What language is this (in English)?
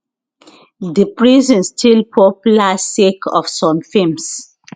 Nigerian Pidgin